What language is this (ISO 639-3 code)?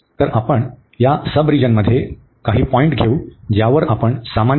mar